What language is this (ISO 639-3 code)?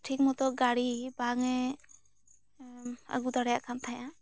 sat